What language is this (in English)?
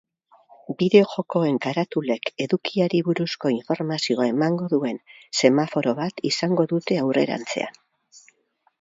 Basque